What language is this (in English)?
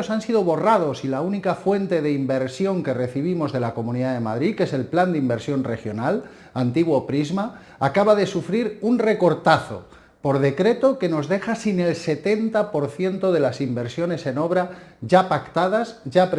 Spanish